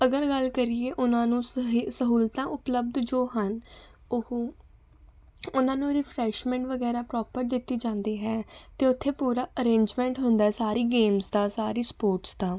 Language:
Punjabi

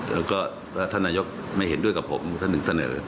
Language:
Thai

